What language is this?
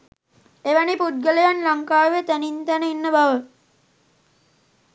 Sinhala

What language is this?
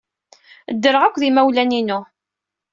Kabyle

